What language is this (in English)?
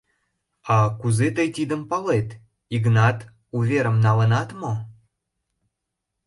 Mari